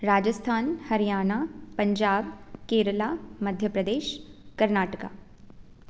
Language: Sanskrit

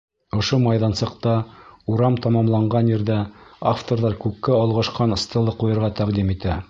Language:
Bashkir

